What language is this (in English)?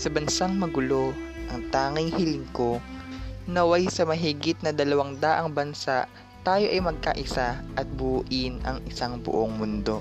Filipino